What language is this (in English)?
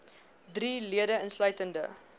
Afrikaans